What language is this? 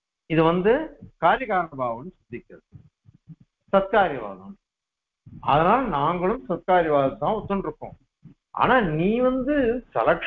Arabic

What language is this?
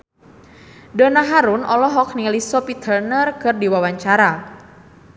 Sundanese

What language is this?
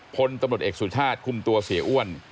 Thai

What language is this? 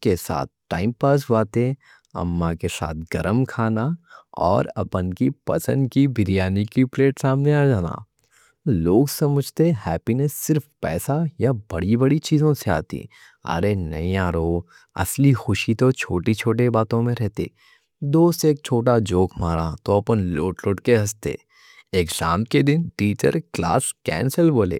Deccan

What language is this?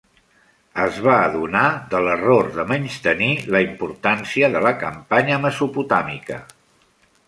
Catalan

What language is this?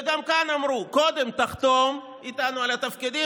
Hebrew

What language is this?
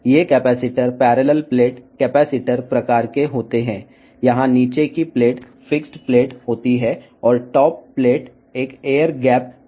Telugu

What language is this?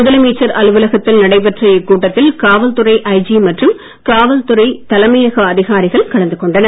Tamil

